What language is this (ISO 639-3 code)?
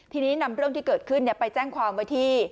tha